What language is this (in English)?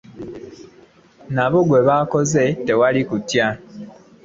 Ganda